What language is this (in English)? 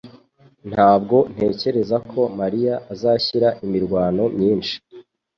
Kinyarwanda